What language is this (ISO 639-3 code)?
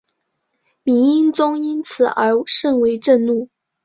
zho